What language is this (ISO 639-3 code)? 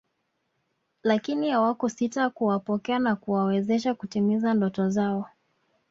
swa